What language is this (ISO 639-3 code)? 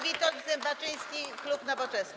pol